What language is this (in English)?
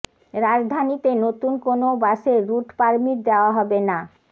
Bangla